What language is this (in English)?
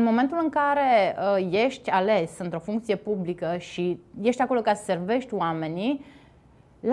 Romanian